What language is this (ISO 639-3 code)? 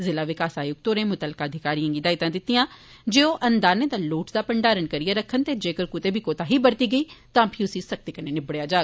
doi